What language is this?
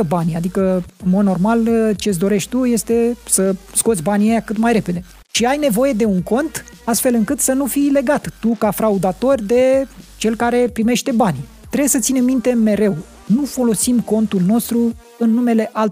Romanian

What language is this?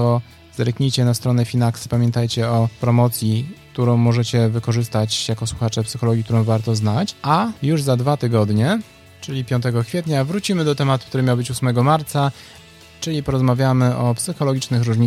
Polish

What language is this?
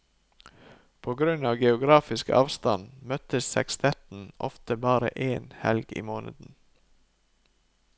Norwegian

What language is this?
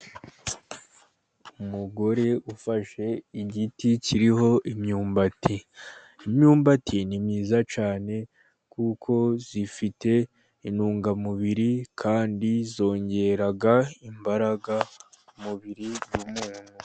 Kinyarwanda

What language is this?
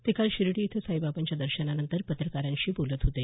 Marathi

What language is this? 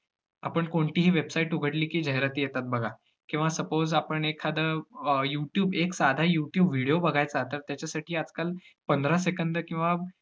Marathi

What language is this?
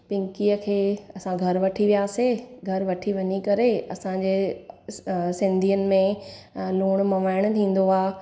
Sindhi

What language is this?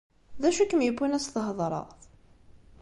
Kabyle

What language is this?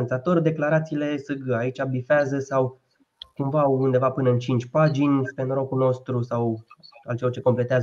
Romanian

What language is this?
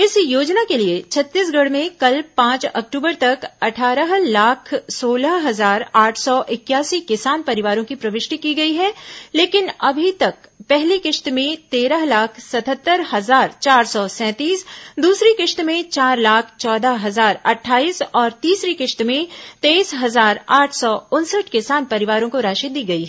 Hindi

